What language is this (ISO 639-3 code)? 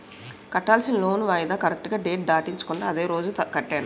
tel